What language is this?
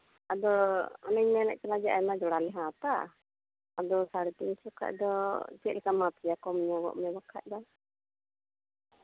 Santali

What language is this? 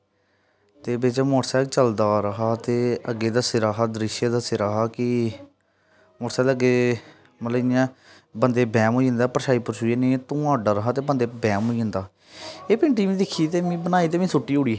Dogri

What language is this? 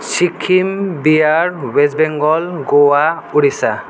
Nepali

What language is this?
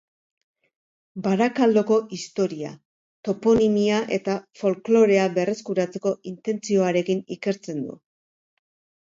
Basque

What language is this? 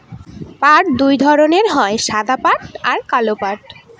Bangla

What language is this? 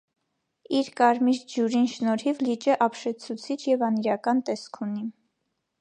Armenian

